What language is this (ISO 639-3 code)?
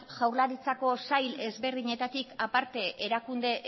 eus